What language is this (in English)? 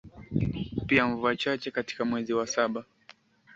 Swahili